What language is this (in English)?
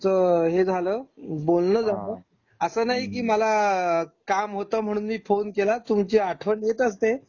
Marathi